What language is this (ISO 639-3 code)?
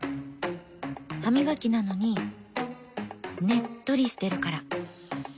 jpn